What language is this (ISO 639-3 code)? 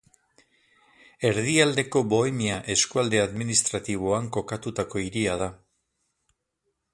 eus